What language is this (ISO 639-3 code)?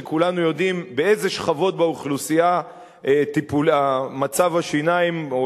heb